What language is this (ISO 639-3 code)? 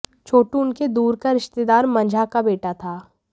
hin